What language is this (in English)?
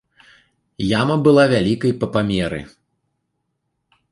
Belarusian